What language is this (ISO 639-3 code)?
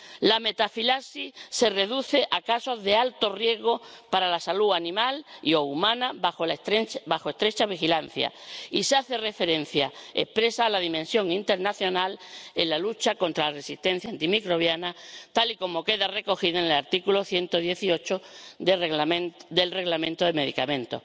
spa